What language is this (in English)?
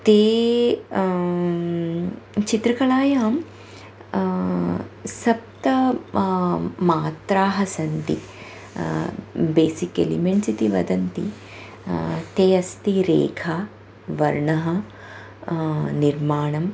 Sanskrit